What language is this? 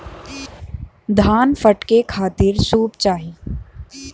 Bhojpuri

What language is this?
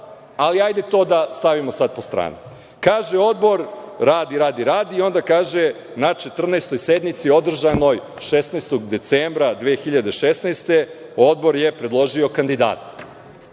Serbian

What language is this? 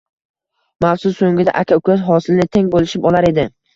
Uzbek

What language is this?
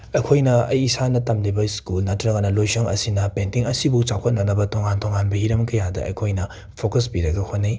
Manipuri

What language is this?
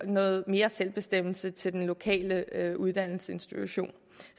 Danish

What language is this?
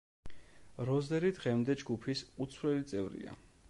Georgian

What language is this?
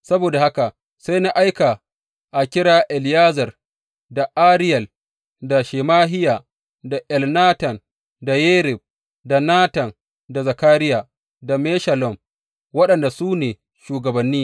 Hausa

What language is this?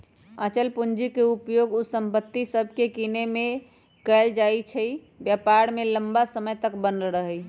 Magahi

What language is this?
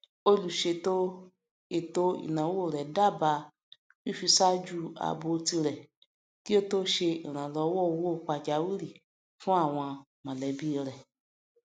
Yoruba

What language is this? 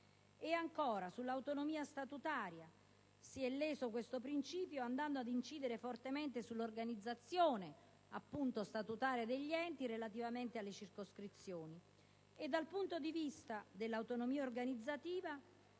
Italian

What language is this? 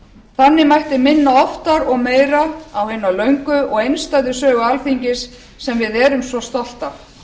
Icelandic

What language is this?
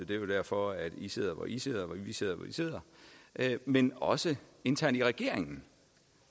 Danish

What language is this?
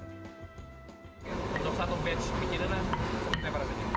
Indonesian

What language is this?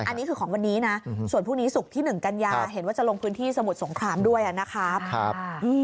Thai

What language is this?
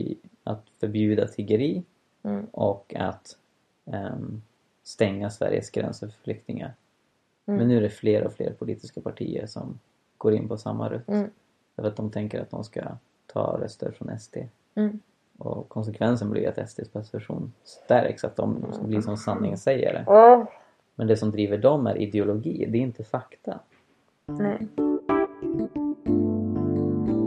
Swedish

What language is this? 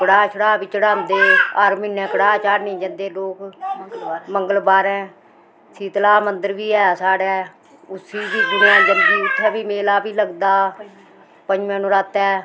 Dogri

